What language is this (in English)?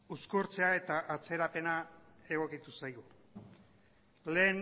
Basque